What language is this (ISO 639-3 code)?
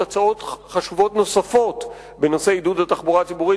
heb